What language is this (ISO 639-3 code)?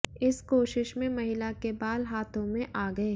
hin